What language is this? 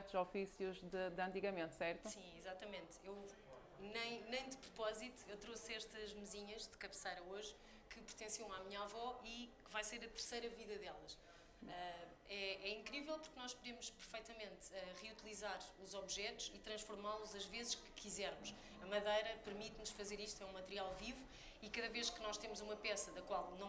Portuguese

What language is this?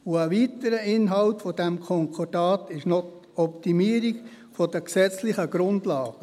Swiss German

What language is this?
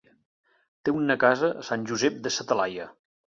Catalan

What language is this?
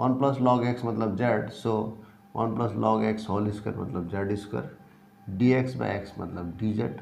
Hindi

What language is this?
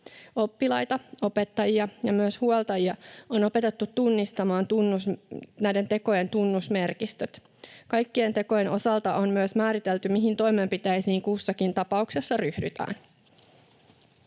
Finnish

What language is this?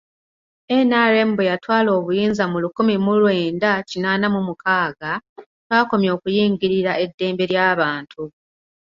Ganda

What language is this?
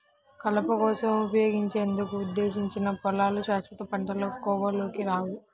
Telugu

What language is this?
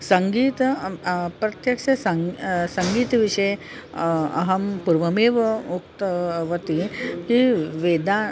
Sanskrit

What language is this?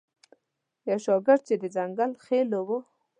Pashto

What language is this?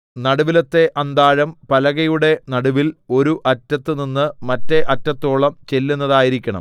Malayalam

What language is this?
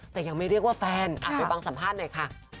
Thai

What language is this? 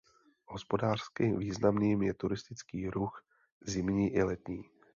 Czech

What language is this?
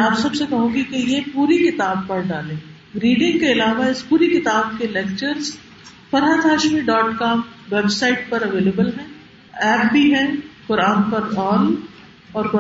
Urdu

